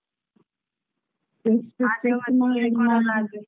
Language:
Kannada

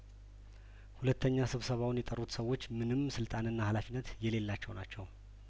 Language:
Amharic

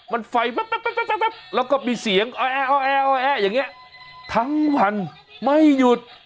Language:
Thai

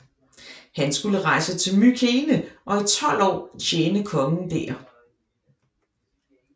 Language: Danish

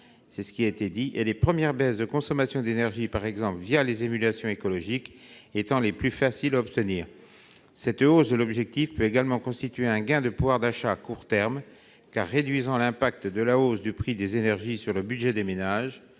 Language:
French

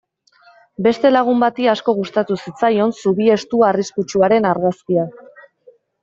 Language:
Basque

